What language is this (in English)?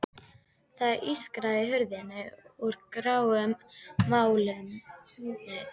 Icelandic